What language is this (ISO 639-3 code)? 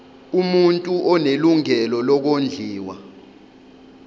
zul